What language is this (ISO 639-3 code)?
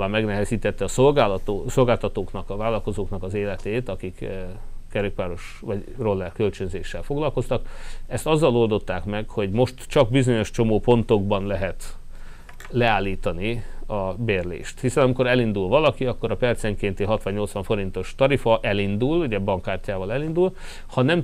hun